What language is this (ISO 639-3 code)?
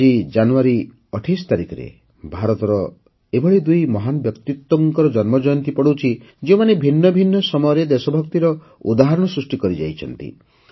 ori